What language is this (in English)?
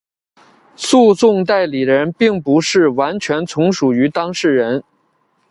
Chinese